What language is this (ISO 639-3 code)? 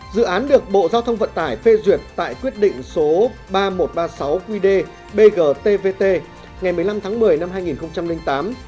vie